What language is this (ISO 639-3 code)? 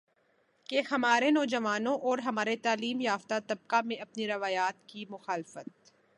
urd